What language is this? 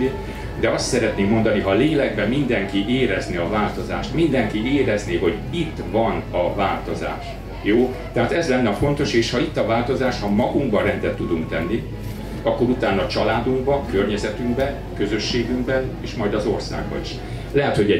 Hungarian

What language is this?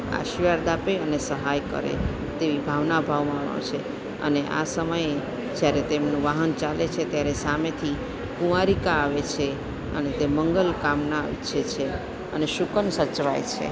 Gujarati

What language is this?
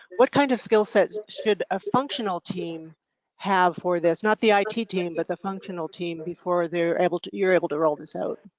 English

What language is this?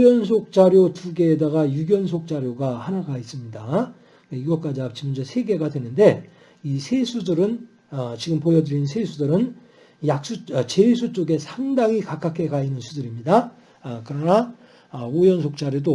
Korean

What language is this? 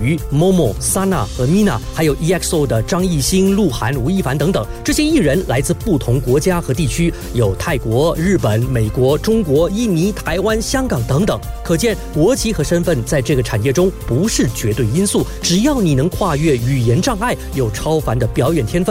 Chinese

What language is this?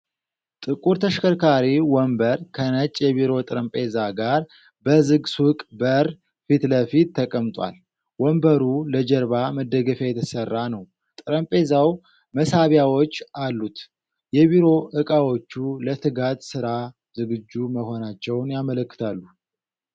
Amharic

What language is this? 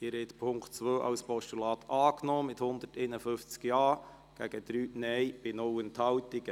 Swiss German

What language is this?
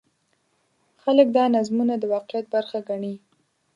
Pashto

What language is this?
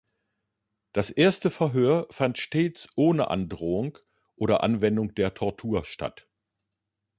German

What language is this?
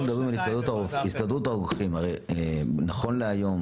Hebrew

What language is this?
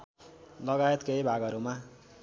Nepali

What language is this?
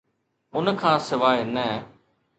Sindhi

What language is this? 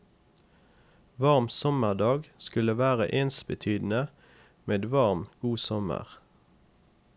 Norwegian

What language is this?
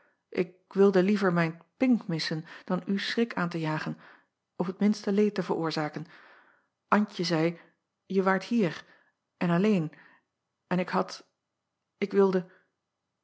Dutch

